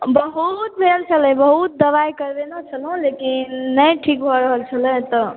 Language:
Maithili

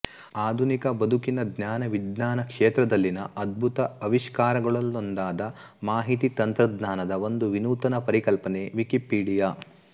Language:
Kannada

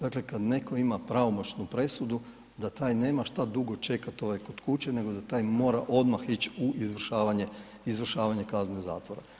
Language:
Croatian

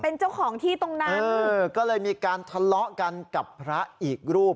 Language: Thai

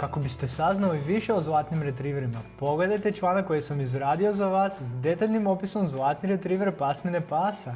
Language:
Croatian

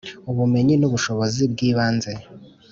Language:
Kinyarwanda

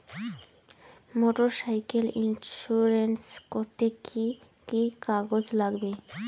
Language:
Bangla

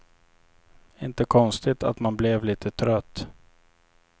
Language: Swedish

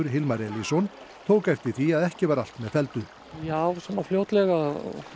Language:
Icelandic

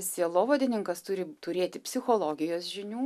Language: Lithuanian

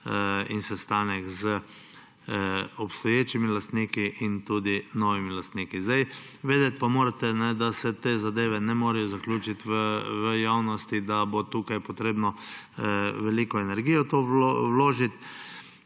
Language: Slovenian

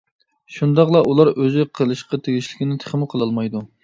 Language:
Uyghur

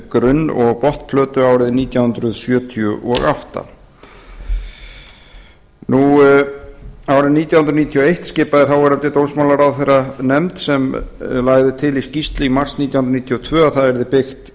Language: Icelandic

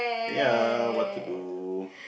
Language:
English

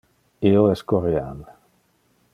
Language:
Interlingua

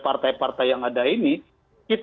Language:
Indonesian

